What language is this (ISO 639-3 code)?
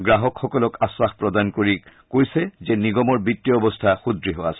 asm